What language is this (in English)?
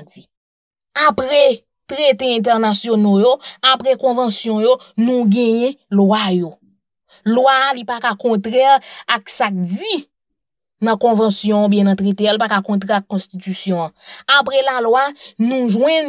French